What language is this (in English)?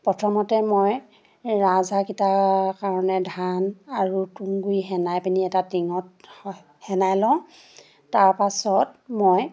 Assamese